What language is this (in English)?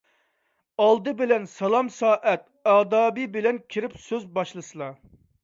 Uyghur